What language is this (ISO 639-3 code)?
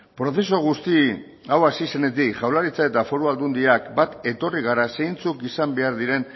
eus